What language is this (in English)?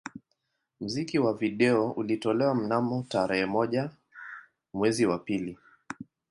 Swahili